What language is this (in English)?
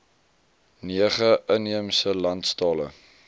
Afrikaans